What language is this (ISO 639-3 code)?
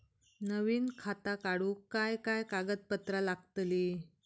mar